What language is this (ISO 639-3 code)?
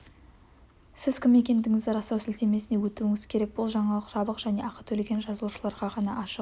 kaz